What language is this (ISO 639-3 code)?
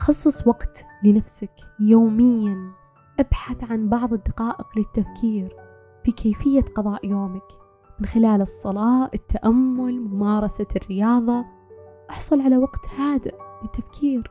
ara